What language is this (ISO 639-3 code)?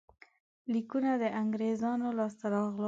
pus